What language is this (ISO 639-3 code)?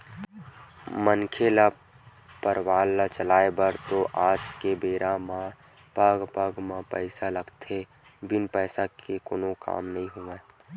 hne